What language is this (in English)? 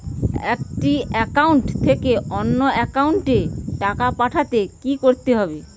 Bangla